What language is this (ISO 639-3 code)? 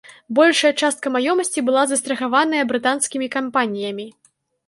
bel